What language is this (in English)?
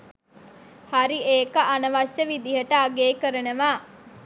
Sinhala